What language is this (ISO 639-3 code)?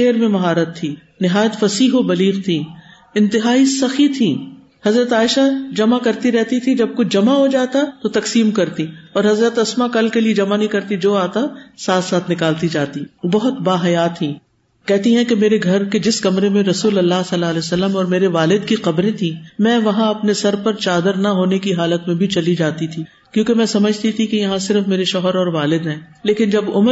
urd